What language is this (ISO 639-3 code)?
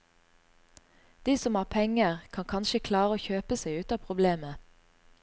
nor